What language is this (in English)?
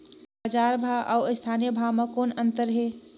Chhattisgarhi